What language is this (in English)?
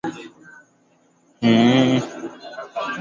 Swahili